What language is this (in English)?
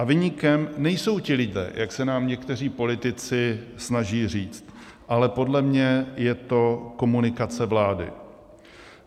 Czech